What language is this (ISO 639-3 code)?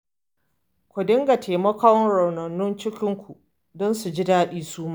hau